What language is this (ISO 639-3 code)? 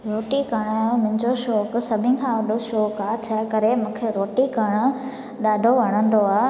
snd